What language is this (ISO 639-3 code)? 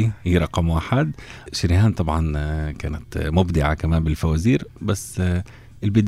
ara